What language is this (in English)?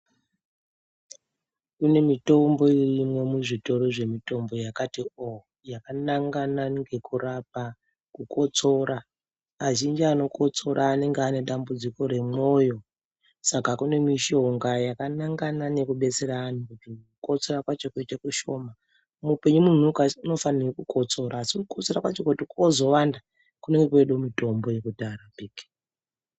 Ndau